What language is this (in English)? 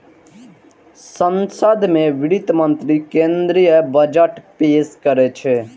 Maithili